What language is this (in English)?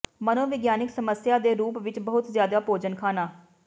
Punjabi